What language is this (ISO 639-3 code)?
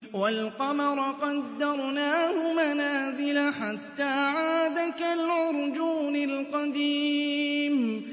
ara